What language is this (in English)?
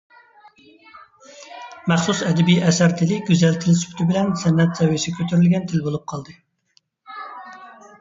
Uyghur